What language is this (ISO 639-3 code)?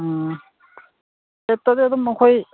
mni